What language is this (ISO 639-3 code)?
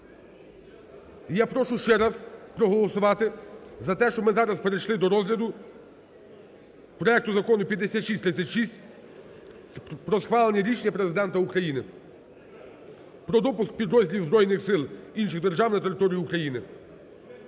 ukr